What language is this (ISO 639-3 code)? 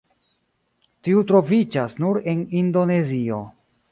epo